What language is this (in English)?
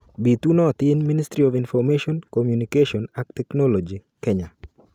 Kalenjin